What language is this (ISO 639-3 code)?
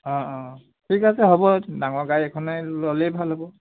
asm